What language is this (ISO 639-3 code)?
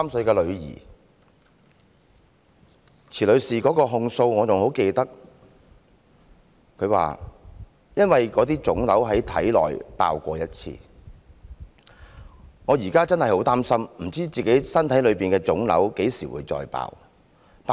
yue